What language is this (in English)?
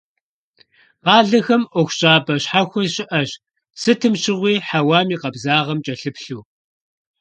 Kabardian